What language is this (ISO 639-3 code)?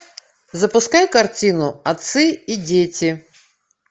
rus